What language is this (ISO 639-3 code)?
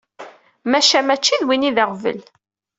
kab